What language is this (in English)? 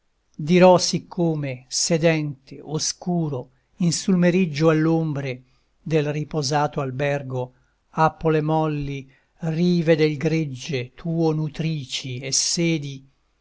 Italian